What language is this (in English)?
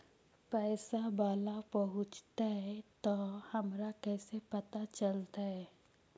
Magahi